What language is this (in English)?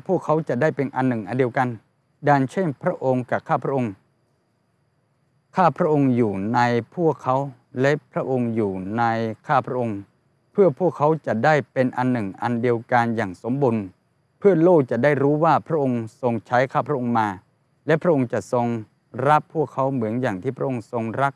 Thai